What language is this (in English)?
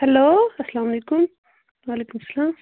Kashmiri